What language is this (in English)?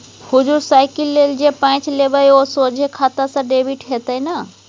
Maithili